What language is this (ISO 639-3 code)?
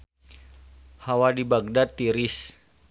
sun